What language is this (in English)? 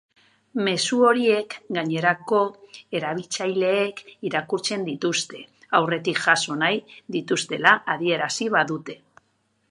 Basque